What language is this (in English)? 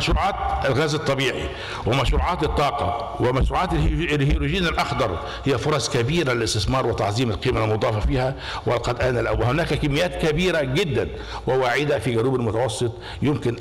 Arabic